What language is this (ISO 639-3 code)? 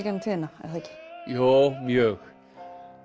isl